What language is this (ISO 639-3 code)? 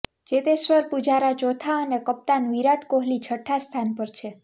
guj